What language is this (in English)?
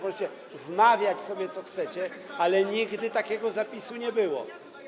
Polish